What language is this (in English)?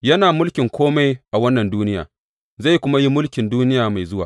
Hausa